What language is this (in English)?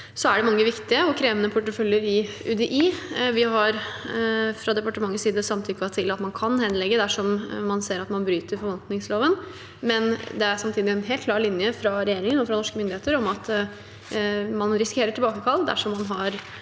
Norwegian